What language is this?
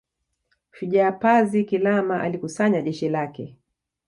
Swahili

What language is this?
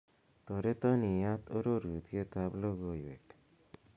Kalenjin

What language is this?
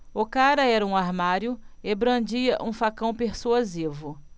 Portuguese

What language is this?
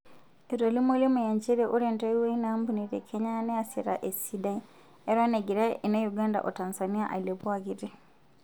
Masai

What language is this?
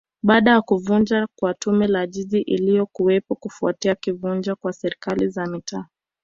Swahili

